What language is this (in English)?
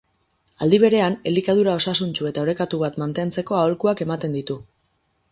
Basque